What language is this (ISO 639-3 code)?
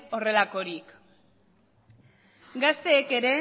eus